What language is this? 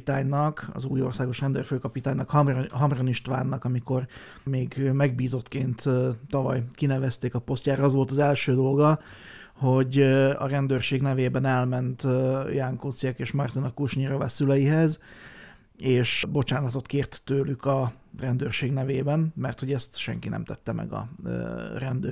Hungarian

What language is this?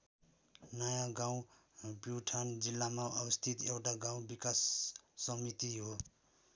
Nepali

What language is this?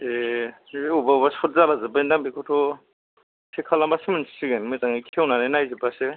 Bodo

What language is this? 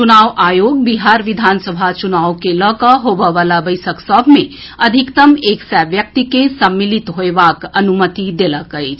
Maithili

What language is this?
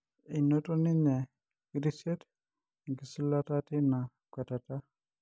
Masai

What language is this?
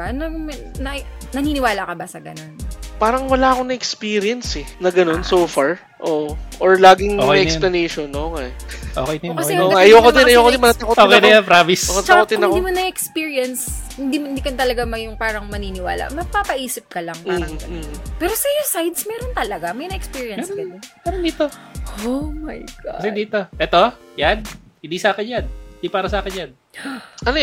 Filipino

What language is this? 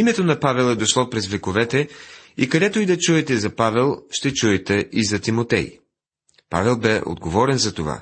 Bulgarian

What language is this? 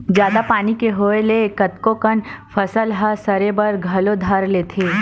Chhattisgarhi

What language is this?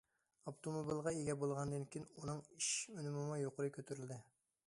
Uyghur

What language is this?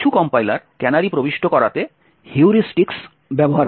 Bangla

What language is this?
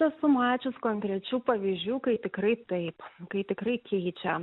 Lithuanian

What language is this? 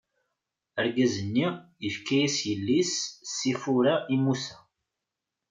Kabyle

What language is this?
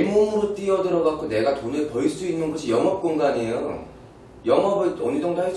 Korean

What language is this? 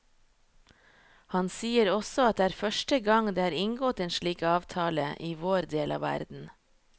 Norwegian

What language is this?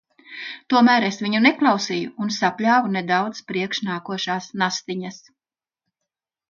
Latvian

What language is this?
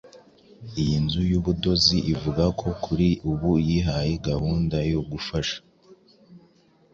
Kinyarwanda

